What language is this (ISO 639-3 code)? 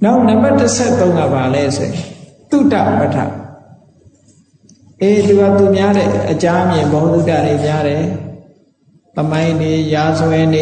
vie